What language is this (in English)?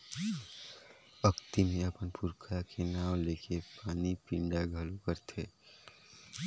Chhattisgarhi